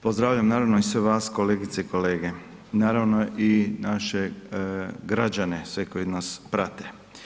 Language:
Croatian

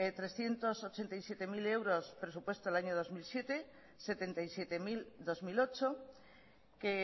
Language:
Spanish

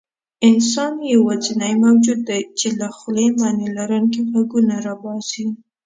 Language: Pashto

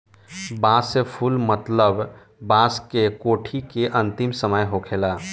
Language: Bhojpuri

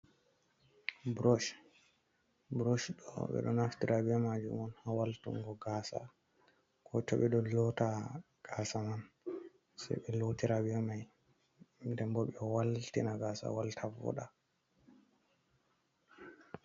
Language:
Fula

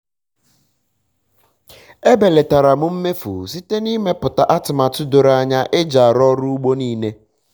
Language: Igbo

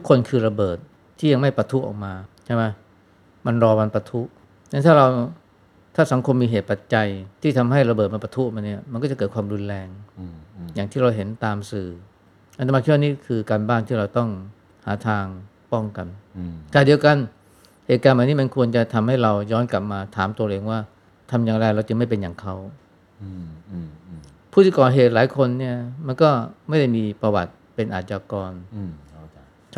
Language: Thai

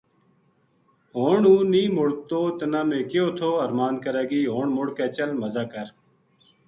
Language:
Gujari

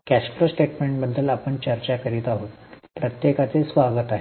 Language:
Marathi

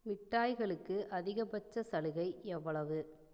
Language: Tamil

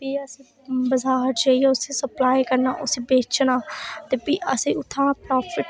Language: Dogri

